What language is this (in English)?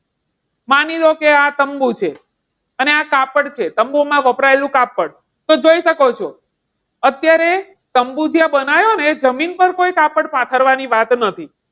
Gujarati